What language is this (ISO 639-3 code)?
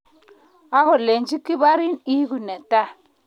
kln